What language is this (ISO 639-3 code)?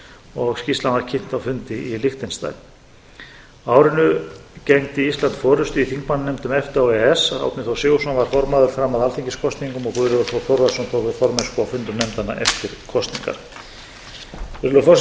isl